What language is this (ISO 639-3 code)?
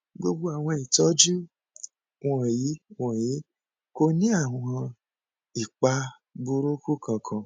yor